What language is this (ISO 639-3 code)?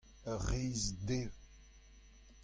bre